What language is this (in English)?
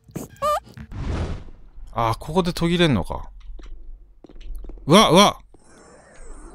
Japanese